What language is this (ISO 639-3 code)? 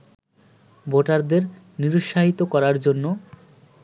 ben